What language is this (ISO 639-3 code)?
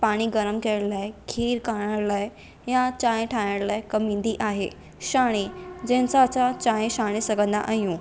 snd